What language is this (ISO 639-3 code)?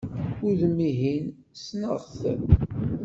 kab